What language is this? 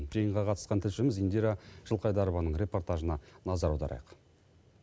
Kazakh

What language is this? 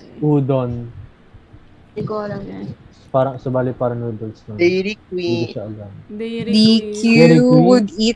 Filipino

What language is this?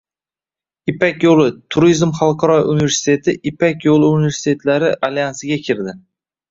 Uzbek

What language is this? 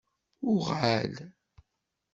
Kabyle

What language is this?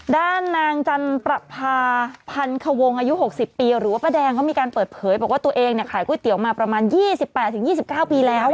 Thai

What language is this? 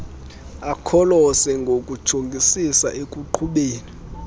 Xhosa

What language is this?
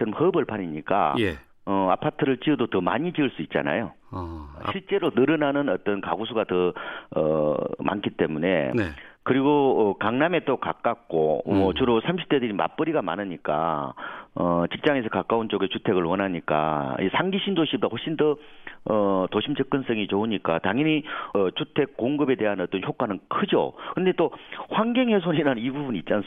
Korean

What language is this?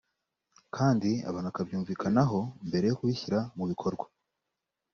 Kinyarwanda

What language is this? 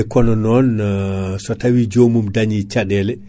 Fula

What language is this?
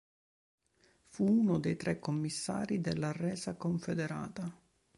Italian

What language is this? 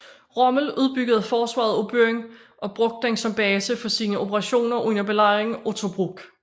Danish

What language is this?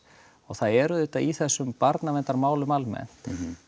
Icelandic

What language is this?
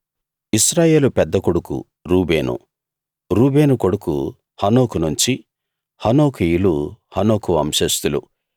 Telugu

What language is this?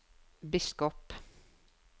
Norwegian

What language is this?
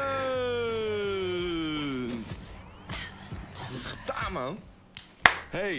Dutch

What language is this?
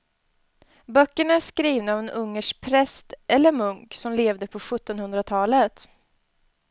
Swedish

